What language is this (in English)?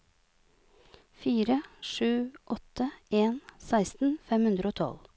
Norwegian